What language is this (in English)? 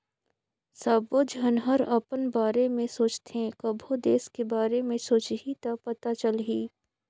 Chhattisgarhi